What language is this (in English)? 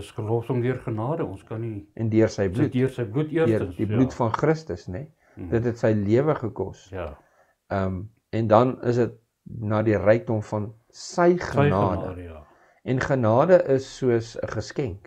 Dutch